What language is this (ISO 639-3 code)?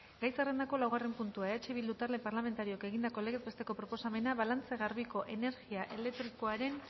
eus